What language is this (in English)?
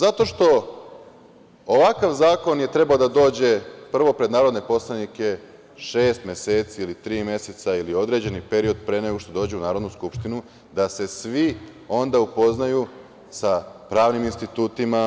Serbian